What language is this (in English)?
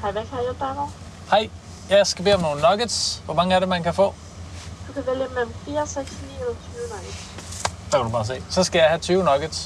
Danish